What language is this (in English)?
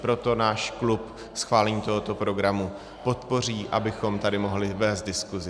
Czech